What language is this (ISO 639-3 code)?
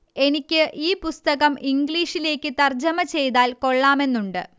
mal